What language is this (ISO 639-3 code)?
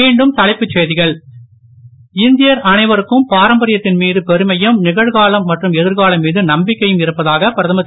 tam